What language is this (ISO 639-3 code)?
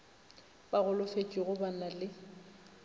nso